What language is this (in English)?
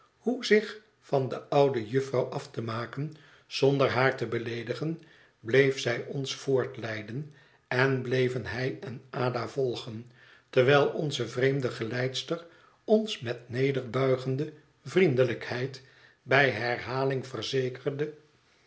Dutch